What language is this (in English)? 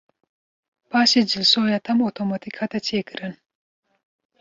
Kurdish